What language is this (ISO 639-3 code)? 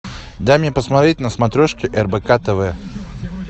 rus